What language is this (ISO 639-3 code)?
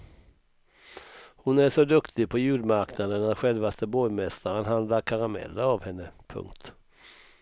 swe